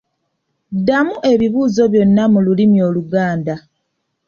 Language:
Ganda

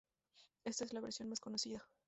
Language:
Spanish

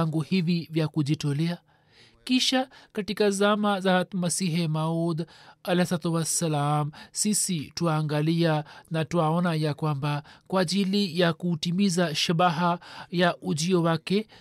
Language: Swahili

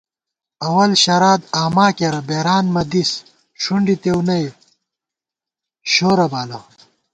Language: Gawar-Bati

